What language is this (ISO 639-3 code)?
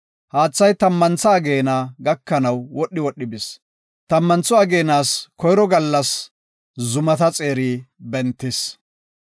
gof